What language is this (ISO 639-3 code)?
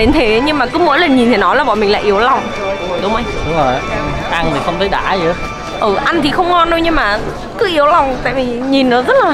vie